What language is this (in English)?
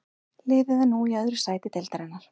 Icelandic